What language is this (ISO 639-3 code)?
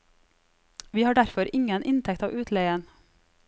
nor